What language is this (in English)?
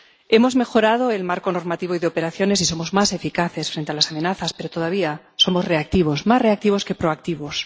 Spanish